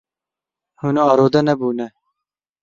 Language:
Kurdish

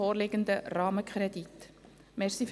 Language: Swiss German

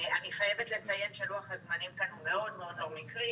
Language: Hebrew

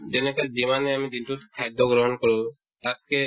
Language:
Assamese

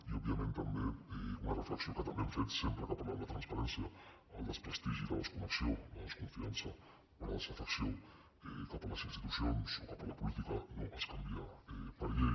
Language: Catalan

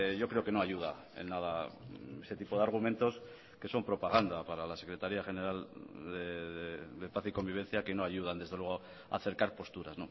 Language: Spanish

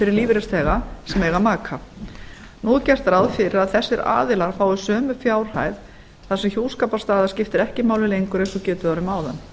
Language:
Icelandic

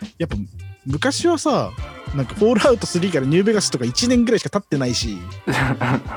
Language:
Japanese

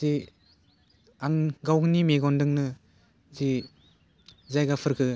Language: Bodo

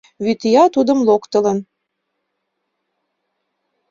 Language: Mari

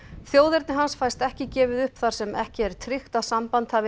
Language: Icelandic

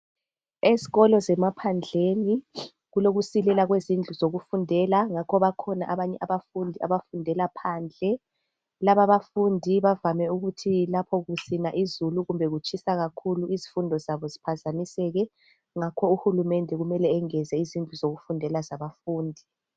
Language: North Ndebele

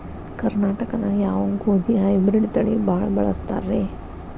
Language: Kannada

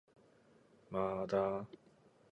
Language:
Japanese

